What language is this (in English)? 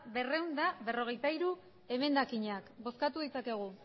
Basque